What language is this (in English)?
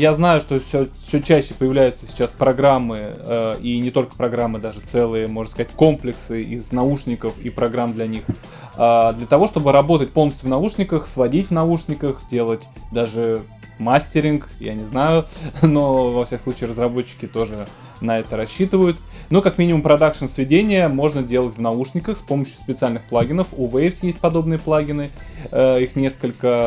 Russian